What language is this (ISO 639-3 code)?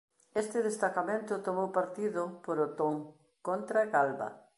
glg